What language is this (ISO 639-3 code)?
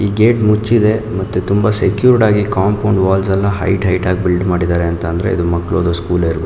kan